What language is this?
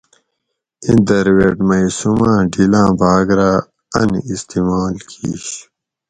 Gawri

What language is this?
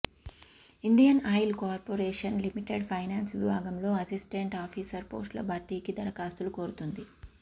Telugu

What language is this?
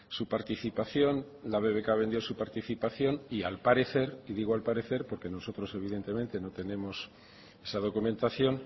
Spanish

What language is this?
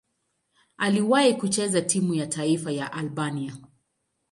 Swahili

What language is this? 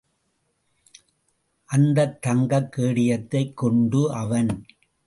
Tamil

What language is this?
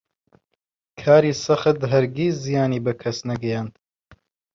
Central Kurdish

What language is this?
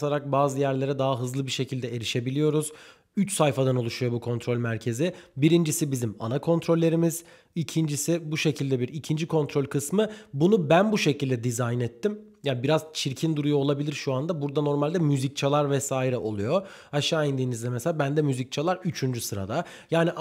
Turkish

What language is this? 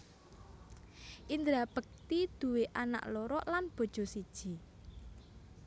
Javanese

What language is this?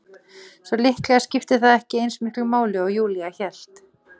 Icelandic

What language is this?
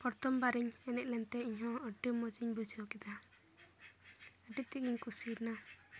Santali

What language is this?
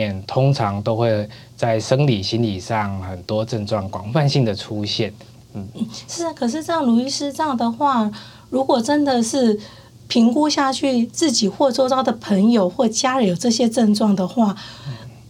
Chinese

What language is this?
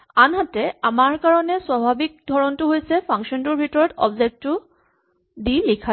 Assamese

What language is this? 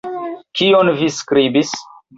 Esperanto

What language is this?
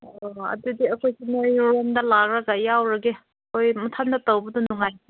Manipuri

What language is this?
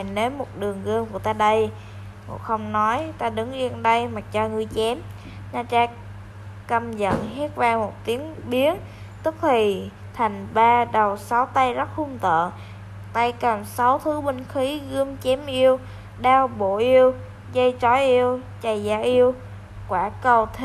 Vietnamese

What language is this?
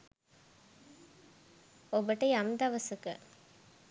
Sinhala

